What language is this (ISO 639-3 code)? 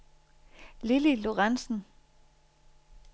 dan